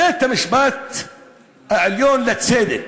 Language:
Hebrew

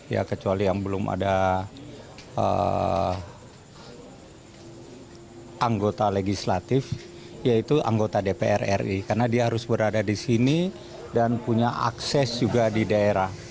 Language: Indonesian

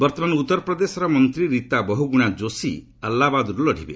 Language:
Odia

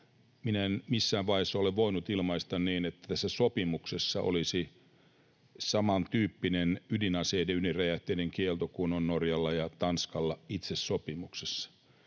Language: Finnish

